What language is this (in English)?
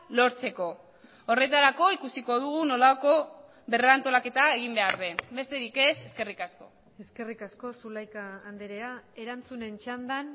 Basque